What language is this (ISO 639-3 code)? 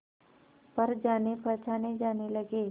hin